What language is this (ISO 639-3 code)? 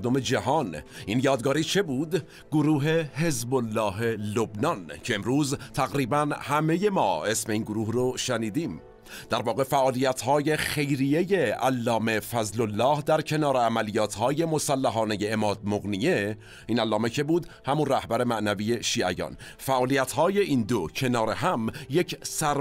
fas